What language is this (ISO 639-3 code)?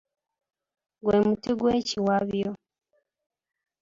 lug